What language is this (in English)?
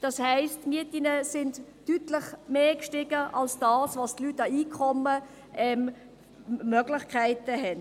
Swiss German